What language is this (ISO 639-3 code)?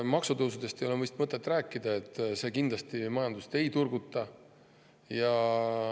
est